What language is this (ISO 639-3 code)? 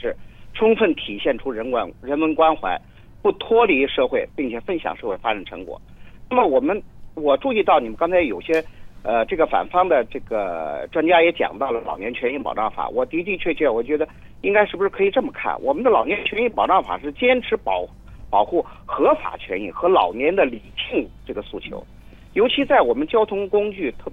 zho